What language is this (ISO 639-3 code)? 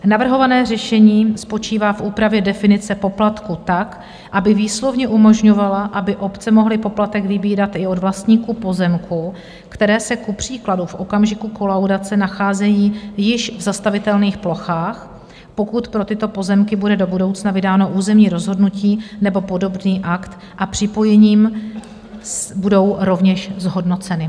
ces